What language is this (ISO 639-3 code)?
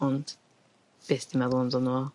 cym